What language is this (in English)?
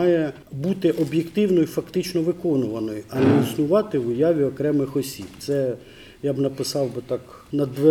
Ukrainian